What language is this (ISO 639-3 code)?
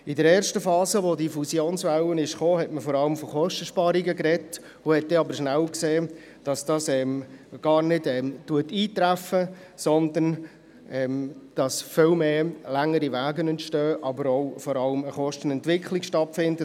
gsw